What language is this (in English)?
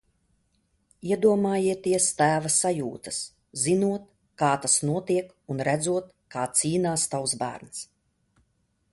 Latvian